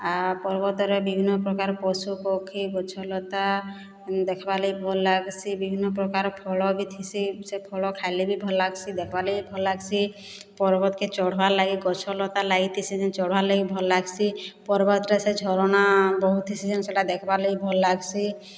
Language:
Odia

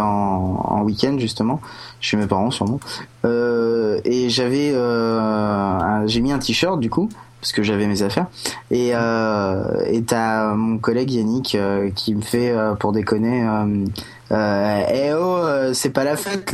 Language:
French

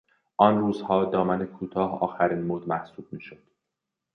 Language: Persian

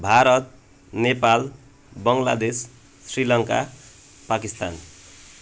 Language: Nepali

